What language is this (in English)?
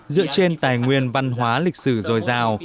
Vietnamese